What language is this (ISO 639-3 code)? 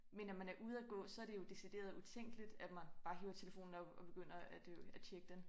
dan